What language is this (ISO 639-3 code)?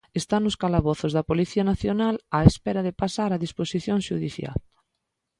glg